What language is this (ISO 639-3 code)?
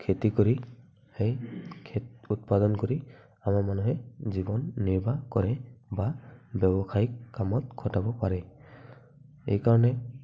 asm